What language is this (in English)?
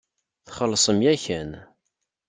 Kabyle